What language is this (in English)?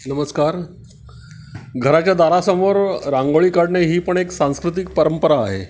Marathi